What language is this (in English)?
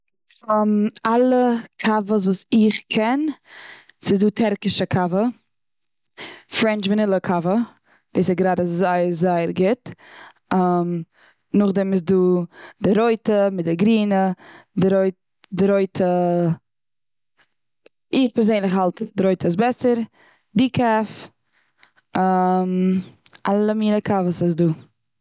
Yiddish